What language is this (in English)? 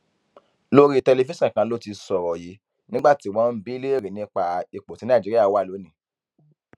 Yoruba